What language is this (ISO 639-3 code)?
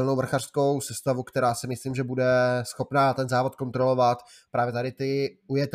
ces